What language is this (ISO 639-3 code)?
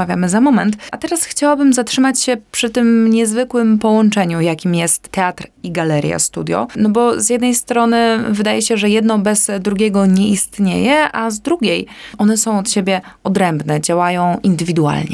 pol